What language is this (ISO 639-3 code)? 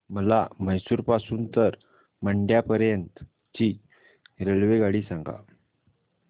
mar